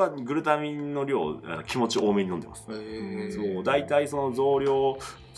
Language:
Japanese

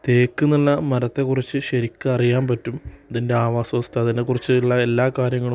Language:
Malayalam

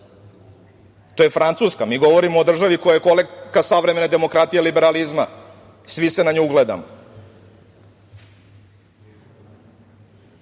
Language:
Serbian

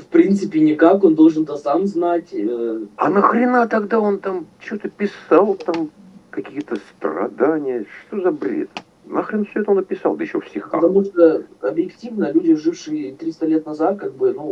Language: Russian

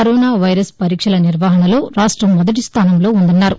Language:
Telugu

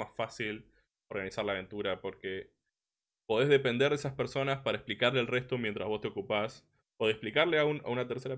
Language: Spanish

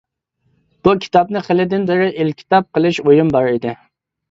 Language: Uyghur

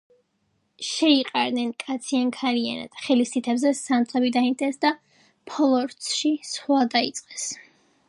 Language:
Georgian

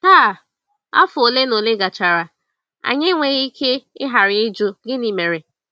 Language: Igbo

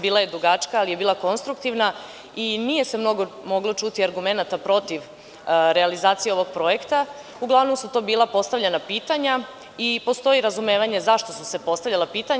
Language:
Serbian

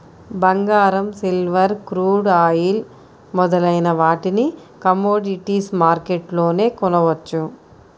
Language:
Telugu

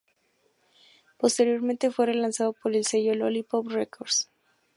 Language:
Spanish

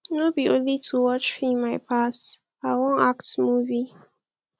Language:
Nigerian Pidgin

